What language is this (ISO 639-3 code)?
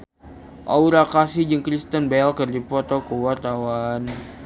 sun